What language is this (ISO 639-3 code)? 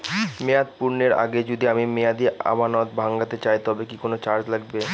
ben